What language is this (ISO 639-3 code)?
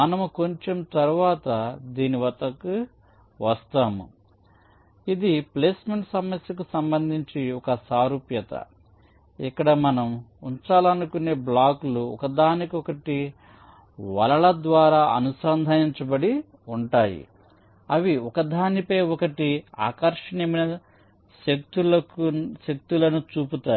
tel